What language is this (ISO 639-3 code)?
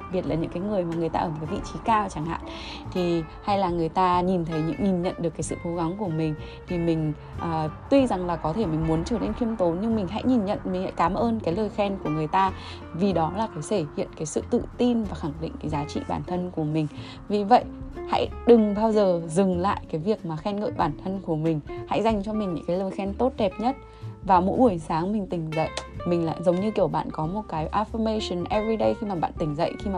vie